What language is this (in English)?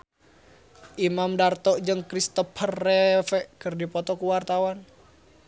Sundanese